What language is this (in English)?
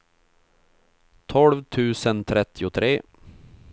Swedish